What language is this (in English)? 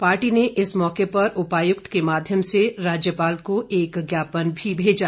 Hindi